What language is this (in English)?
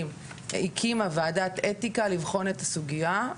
Hebrew